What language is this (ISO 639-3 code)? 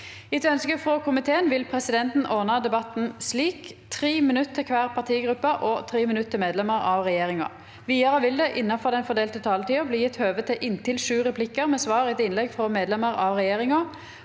nor